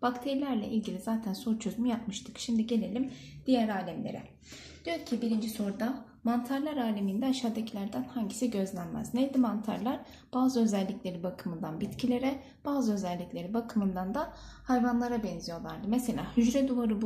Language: Turkish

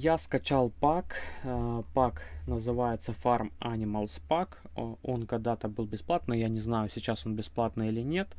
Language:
Russian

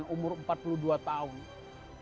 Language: Indonesian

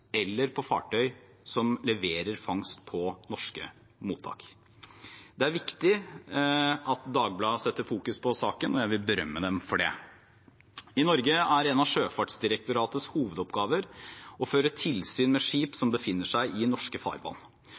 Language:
Norwegian Bokmål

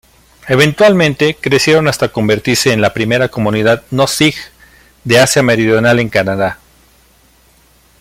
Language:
Spanish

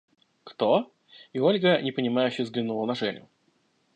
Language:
Russian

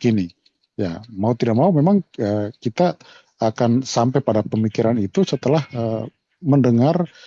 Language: Indonesian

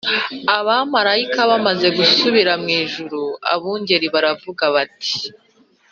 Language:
Kinyarwanda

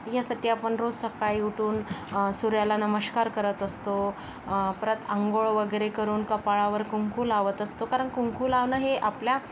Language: Marathi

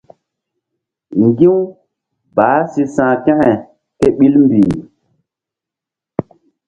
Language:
Mbum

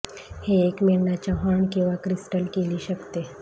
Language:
Marathi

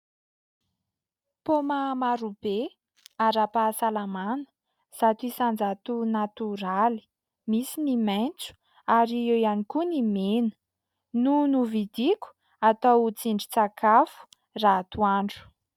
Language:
Malagasy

